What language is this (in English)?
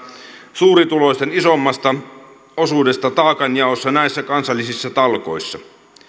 Finnish